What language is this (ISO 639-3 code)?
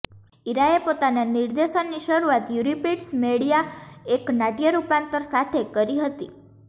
guj